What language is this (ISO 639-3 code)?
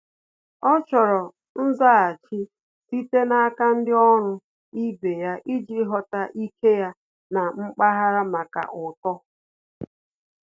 ibo